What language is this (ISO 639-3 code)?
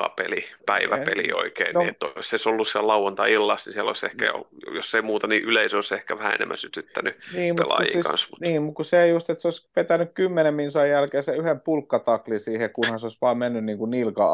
fin